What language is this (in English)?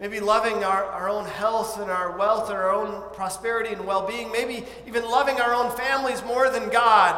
English